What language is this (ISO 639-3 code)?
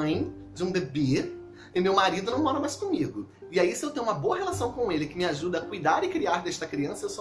por